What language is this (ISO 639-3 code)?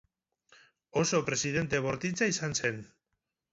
eus